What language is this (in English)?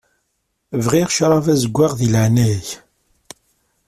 Kabyle